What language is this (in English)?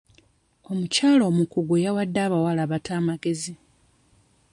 Ganda